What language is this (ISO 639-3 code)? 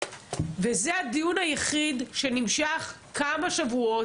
heb